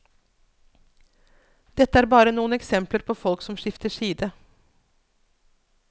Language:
Norwegian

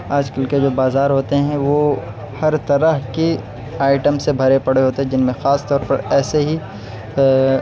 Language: Urdu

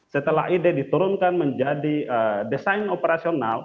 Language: Indonesian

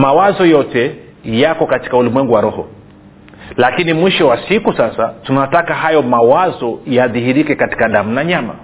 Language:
Swahili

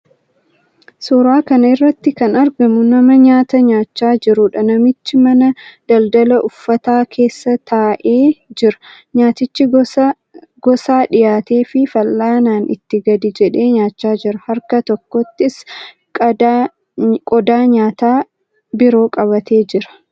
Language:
Oromo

